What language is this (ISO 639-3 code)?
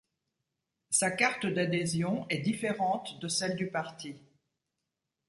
fra